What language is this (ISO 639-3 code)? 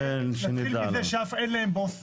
heb